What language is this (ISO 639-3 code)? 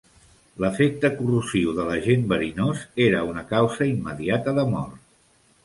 cat